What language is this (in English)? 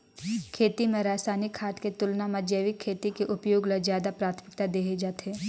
Chhattisgarhi